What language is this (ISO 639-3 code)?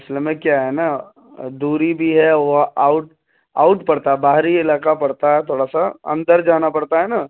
urd